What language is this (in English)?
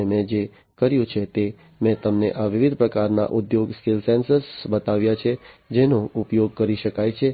Gujarati